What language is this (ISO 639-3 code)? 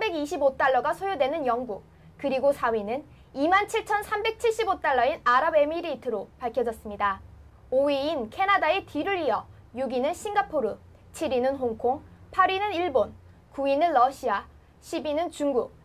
kor